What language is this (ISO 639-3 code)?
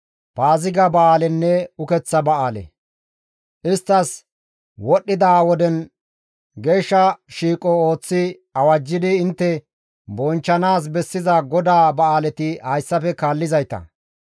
gmv